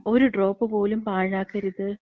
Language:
Malayalam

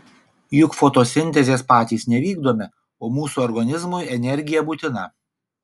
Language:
Lithuanian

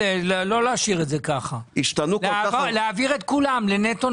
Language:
Hebrew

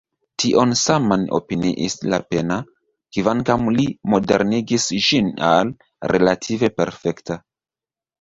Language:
Esperanto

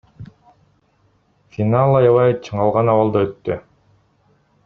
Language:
Kyrgyz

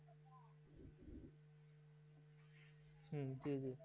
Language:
Bangla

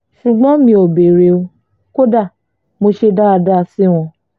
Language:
Yoruba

